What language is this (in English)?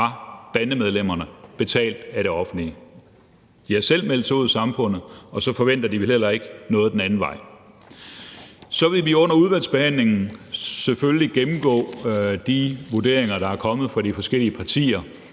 Danish